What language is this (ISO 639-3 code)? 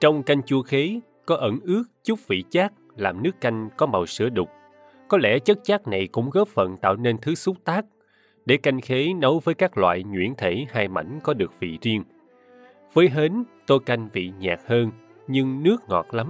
vie